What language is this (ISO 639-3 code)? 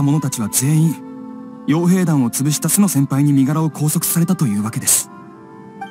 jpn